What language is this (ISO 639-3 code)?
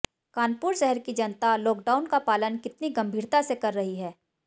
hin